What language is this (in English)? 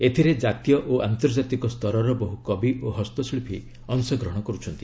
Odia